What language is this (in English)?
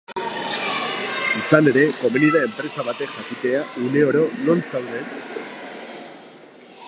Basque